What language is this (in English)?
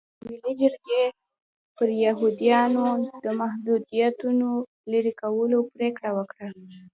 Pashto